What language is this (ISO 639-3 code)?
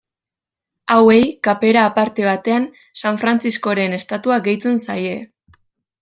eus